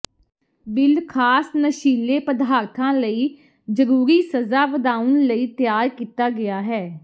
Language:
Punjabi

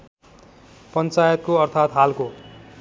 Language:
Nepali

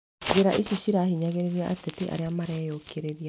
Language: Kikuyu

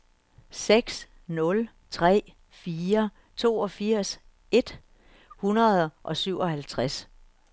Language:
Danish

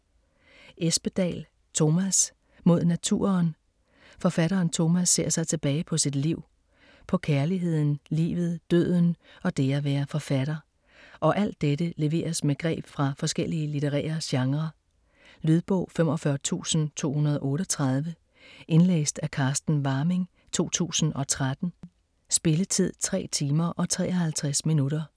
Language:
Danish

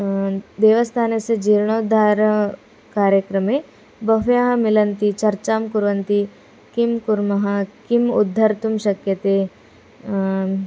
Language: Sanskrit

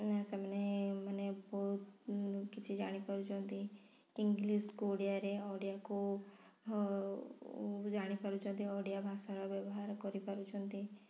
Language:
Odia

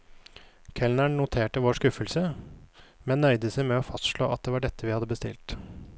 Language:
Norwegian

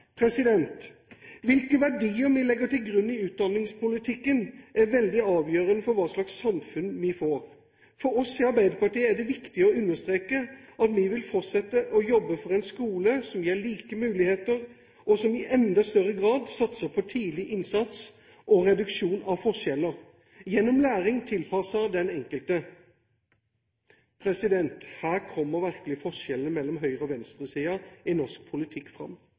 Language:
Norwegian Bokmål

